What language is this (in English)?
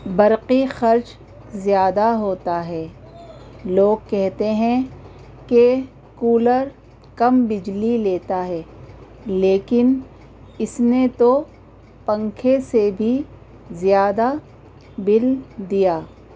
Urdu